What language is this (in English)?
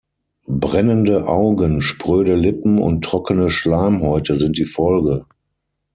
German